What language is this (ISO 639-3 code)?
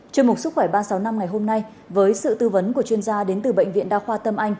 vie